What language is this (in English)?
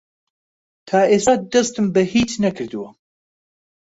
Central Kurdish